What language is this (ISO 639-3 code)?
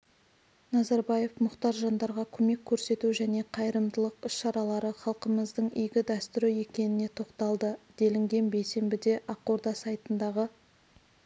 kaz